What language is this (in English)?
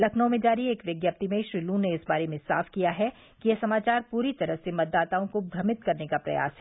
Hindi